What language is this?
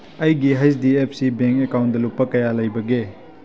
Manipuri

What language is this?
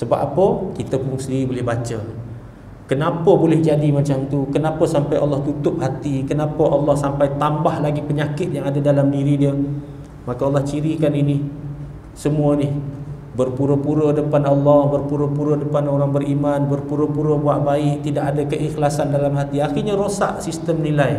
Malay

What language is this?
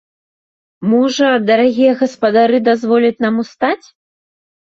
Belarusian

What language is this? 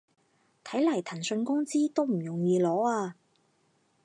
Cantonese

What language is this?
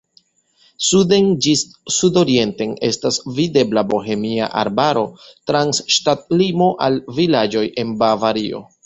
Esperanto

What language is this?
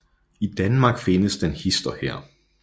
Danish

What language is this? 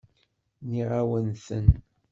Kabyle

